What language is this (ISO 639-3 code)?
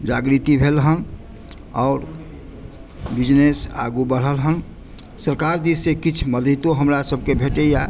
mai